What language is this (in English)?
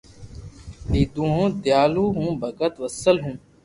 Loarki